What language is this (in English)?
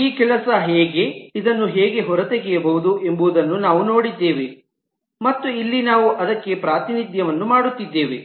Kannada